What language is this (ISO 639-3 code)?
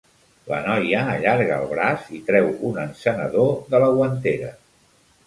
cat